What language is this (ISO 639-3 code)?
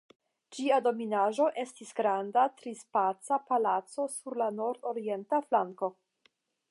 epo